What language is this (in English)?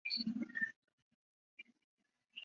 Chinese